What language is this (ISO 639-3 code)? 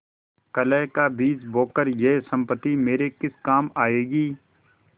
hin